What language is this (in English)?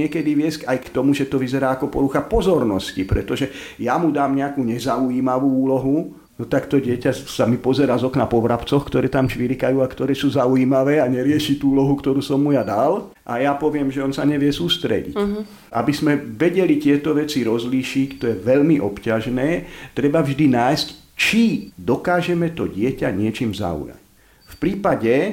Slovak